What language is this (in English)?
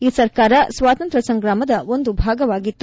Kannada